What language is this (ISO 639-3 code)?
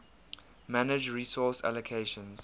eng